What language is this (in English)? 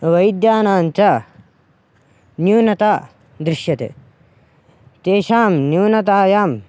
Sanskrit